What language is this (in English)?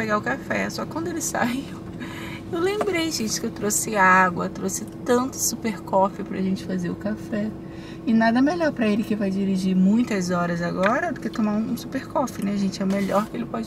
Portuguese